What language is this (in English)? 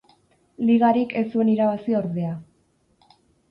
Basque